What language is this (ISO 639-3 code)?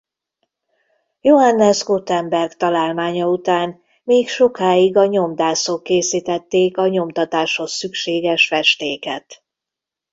hun